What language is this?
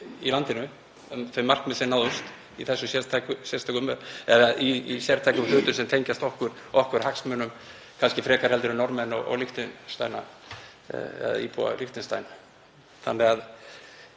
Icelandic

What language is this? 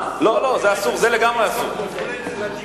Hebrew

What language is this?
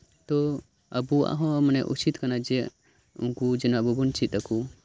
Santali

